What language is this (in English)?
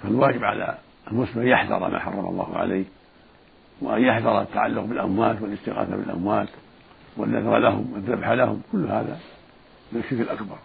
Arabic